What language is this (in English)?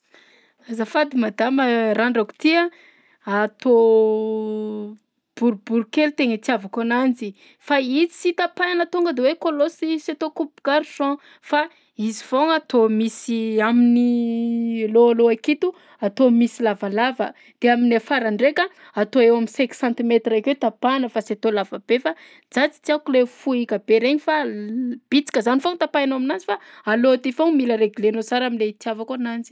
Southern Betsimisaraka Malagasy